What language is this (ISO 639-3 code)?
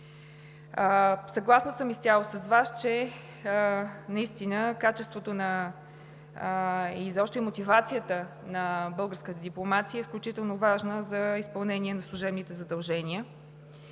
bul